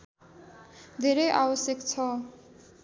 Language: Nepali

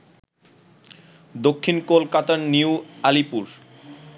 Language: Bangla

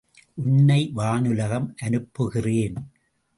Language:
Tamil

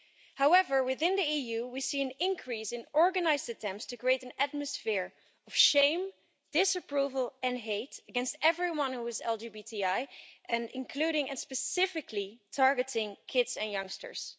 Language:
English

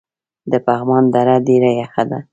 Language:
Pashto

